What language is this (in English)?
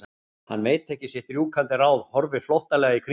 Icelandic